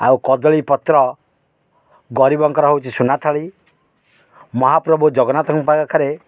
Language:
Odia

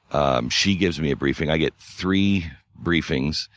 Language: English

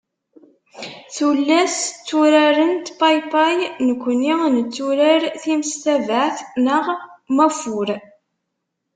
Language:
Kabyle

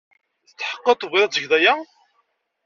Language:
Kabyle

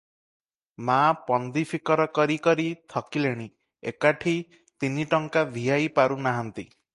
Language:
Odia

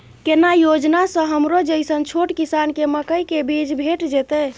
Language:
Maithili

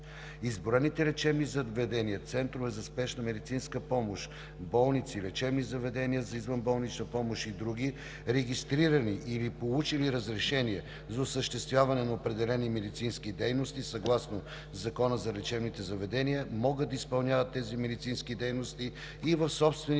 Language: Bulgarian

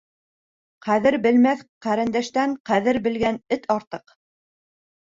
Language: Bashkir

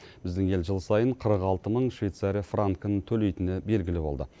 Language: Kazakh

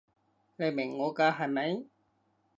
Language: Cantonese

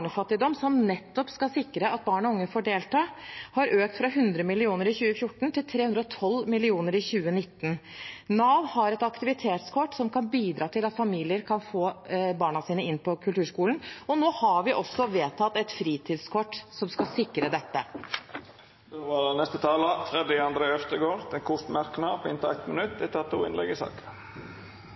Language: Norwegian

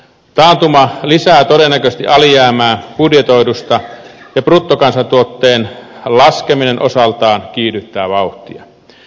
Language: Finnish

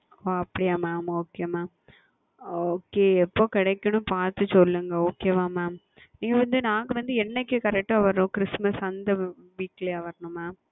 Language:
Tamil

